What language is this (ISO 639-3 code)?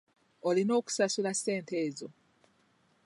lug